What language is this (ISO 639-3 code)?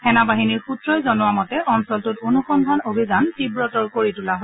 asm